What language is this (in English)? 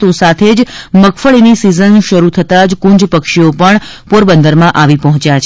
Gujarati